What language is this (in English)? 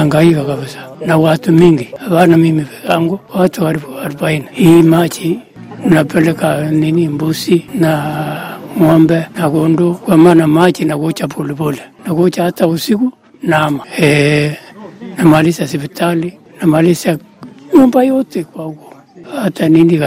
Swahili